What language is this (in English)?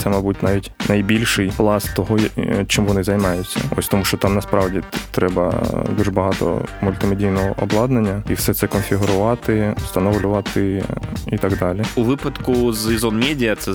Ukrainian